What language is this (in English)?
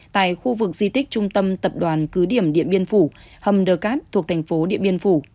Vietnamese